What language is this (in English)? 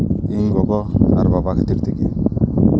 Santali